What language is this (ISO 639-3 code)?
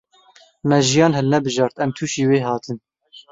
kur